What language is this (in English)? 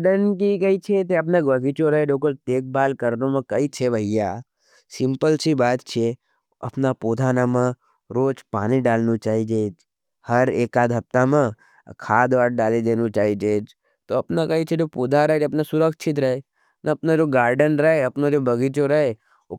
Nimadi